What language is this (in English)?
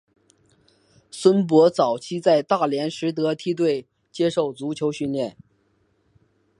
Chinese